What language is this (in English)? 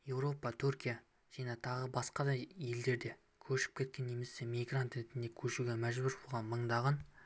Kazakh